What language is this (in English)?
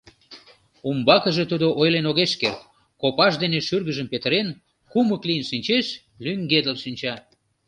Mari